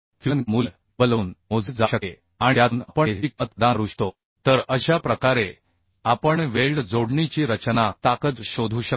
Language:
Marathi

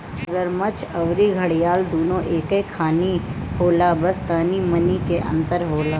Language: Bhojpuri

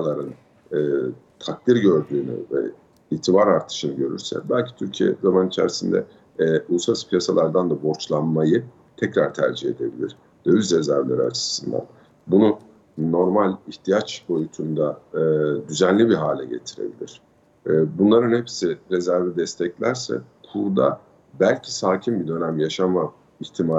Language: Turkish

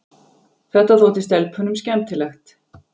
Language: Icelandic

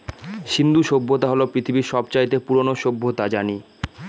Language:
Bangla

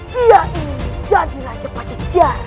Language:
Indonesian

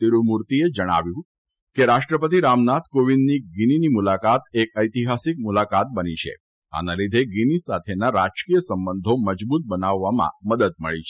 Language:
Gujarati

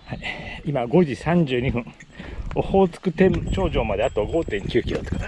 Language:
Japanese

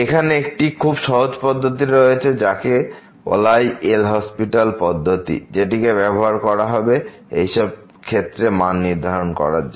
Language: Bangla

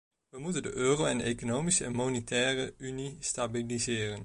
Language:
Dutch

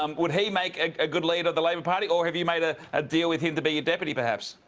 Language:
English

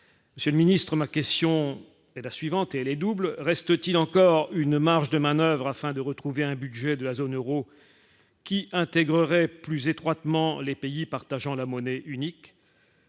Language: French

